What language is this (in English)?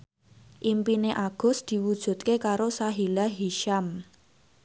Javanese